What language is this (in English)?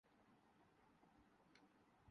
Urdu